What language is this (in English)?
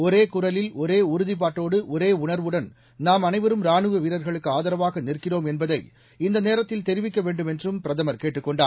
Tamil